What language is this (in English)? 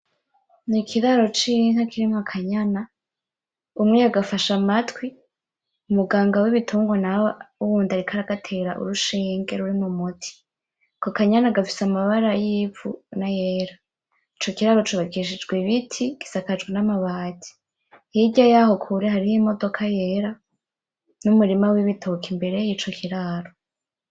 Rundi